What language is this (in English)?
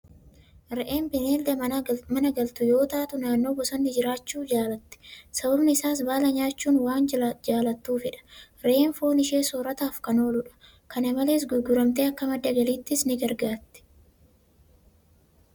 Oromo